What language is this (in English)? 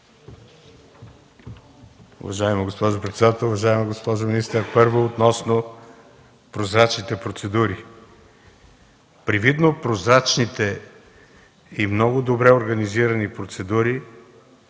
Bulgarian